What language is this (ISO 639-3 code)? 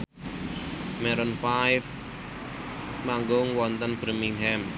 jav